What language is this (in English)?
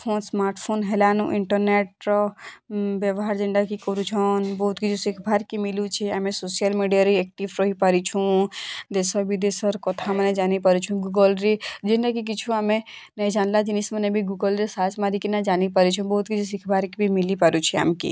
Odia